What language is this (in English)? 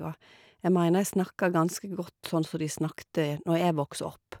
Norwegian